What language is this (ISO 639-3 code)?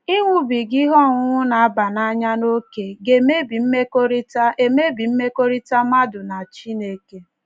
ibo